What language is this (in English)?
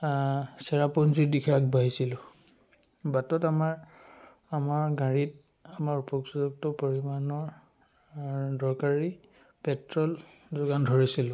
Assamese